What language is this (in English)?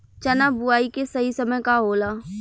Bhojpuri